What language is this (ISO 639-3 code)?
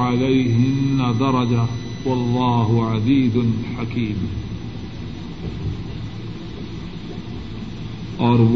urd